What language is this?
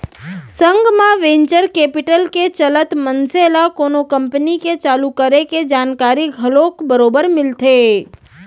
Chhattisgarhi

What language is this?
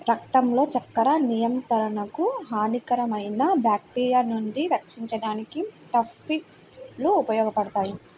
Telugu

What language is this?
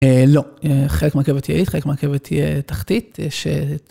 Hebrew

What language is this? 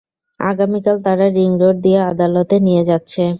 Bangla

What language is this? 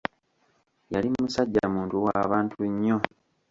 Ganda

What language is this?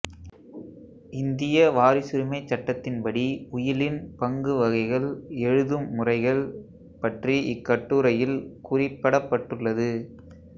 Tamil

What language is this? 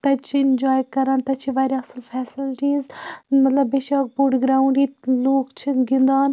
Kashmiri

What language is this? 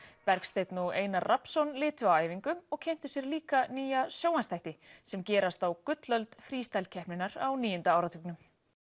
Icelandic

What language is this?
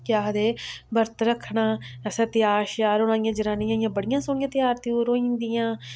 Dogri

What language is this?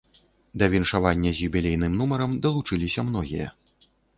Belarusian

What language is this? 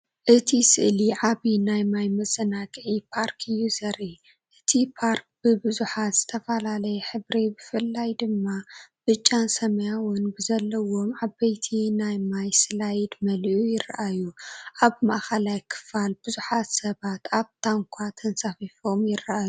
Tigrinya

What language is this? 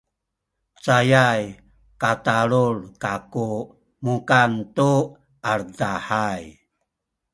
Sakizaya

